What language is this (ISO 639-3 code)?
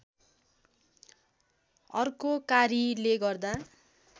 nep